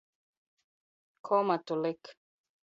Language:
Latvian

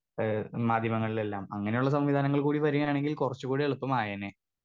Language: Malayalam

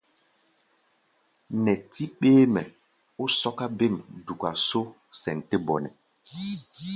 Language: Gbaya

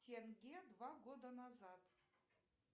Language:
Russian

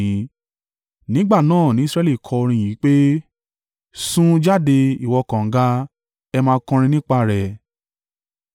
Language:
Yoruba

